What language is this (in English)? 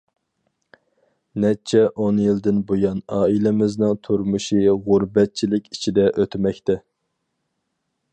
Uyghur